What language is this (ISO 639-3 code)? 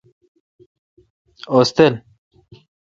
xka